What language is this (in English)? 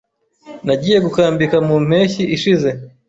Kinyarwanda